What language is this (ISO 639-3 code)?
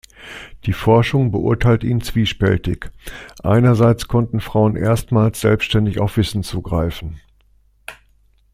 deu